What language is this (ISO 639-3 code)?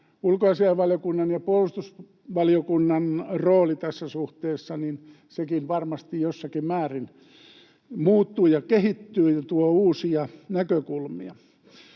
fin